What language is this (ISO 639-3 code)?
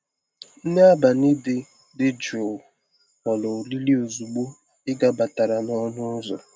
ibo